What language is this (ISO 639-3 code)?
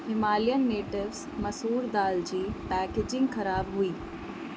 snd